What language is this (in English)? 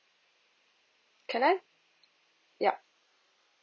English